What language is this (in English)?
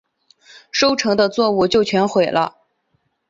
Chinese